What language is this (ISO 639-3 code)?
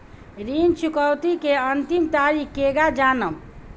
bho